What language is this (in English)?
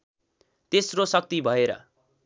Nepali